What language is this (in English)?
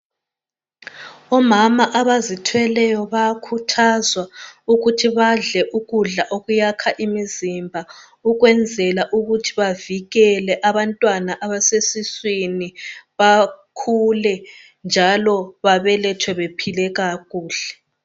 North Ndebele